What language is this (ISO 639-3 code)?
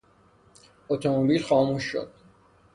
fas